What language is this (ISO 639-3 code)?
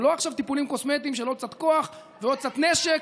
heb